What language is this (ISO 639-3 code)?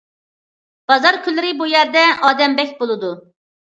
uig